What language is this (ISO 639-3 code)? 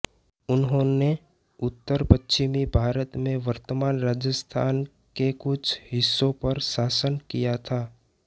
hin